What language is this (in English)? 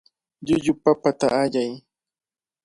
Cajatambo North Lima Quechua